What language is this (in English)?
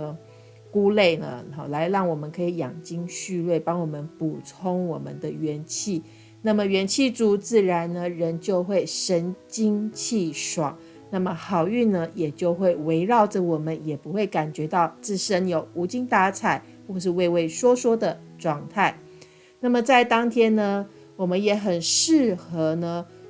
Chinese